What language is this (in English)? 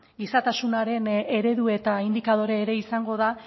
Basque